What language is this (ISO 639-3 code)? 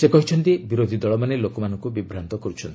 ori